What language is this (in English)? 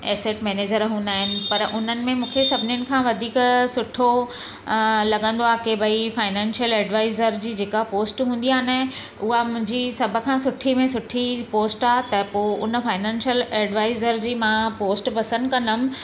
Sindhi